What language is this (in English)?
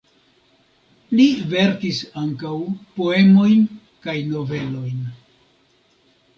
Esperanto